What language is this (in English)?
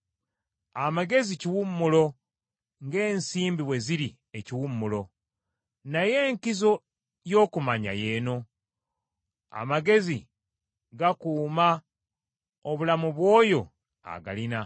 Ganda